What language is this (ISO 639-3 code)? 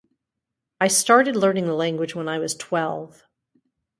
eng